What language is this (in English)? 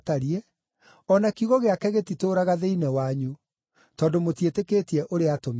Kikuyu